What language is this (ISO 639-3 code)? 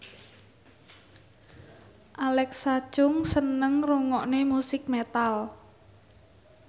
jav